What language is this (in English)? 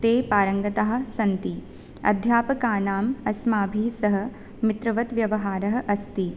Sanskrit